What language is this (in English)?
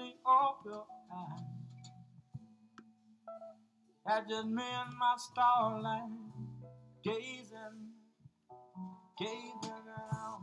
English